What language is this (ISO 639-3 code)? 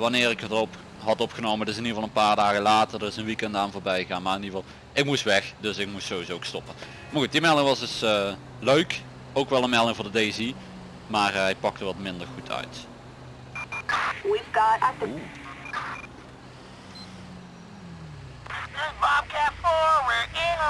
nld